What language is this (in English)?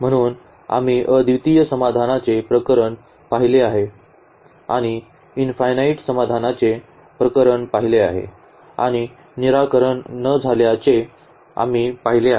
Marathi